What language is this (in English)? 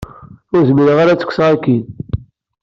Kabyle